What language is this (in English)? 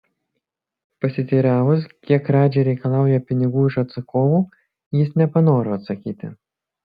Lithuanian